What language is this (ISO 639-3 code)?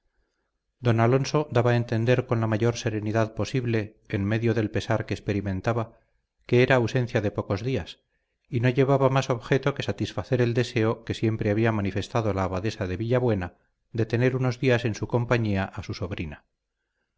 spa